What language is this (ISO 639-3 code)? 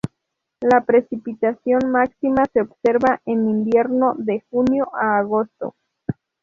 spa